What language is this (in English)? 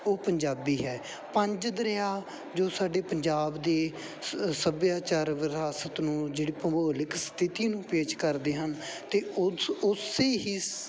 Punjabi